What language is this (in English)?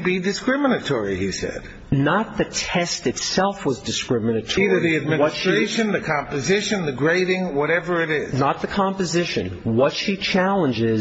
English